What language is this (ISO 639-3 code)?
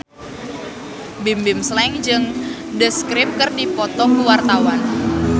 sun